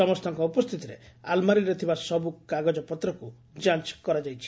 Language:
Odia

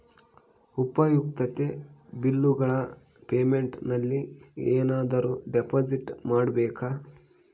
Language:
Kannada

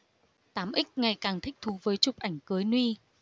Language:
Vietnamese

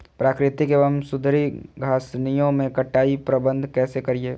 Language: Magahi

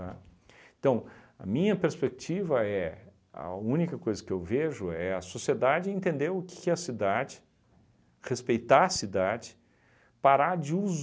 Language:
Portuguese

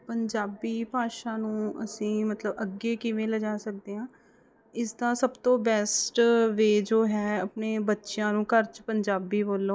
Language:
Punjabi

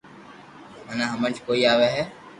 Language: Loarki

